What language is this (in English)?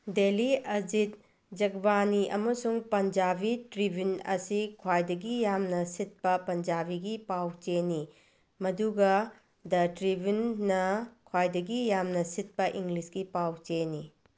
Manipuri